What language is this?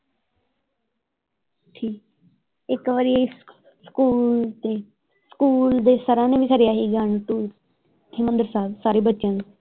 Punjabi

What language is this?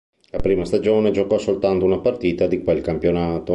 Italian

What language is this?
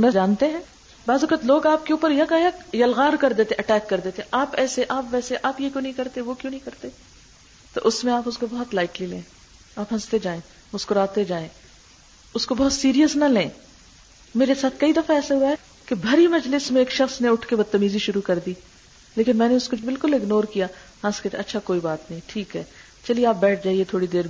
Urdu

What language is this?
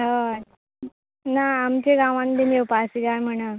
Konkani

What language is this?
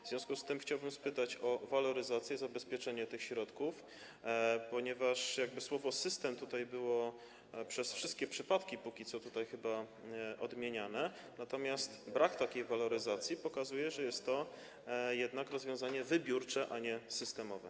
Polish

